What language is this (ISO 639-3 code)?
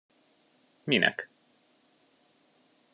hun